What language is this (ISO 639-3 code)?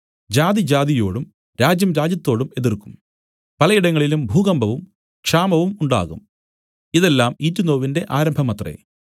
mal